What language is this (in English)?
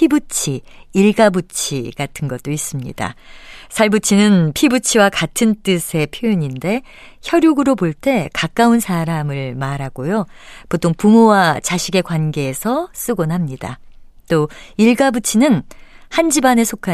Korean